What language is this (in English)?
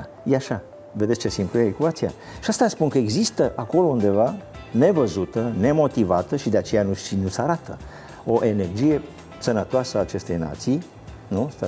Romanian